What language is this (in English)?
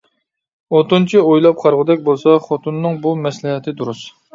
Uyghur